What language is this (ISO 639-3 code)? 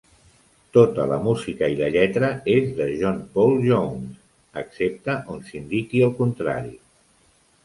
cat